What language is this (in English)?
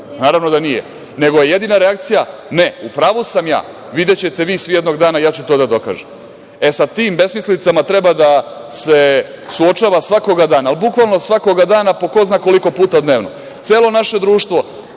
Serbian